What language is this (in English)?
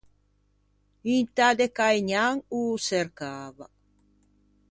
Ligurian